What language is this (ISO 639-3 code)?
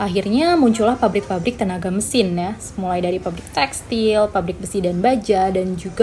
ind